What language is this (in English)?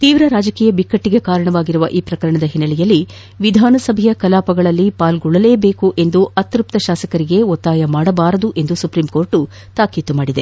Kannada